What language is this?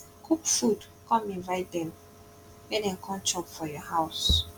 Nigerian Pidgin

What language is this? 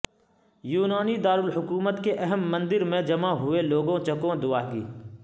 Urdu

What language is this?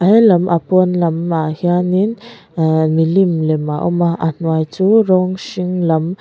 Mizo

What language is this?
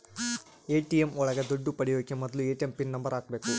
Kannada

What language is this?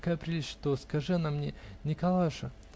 Russian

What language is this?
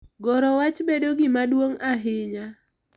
Luo (Kenya and Tanzania)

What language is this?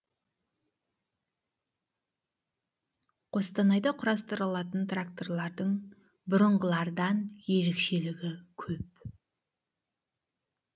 Kazakh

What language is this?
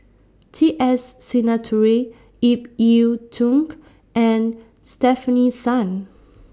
English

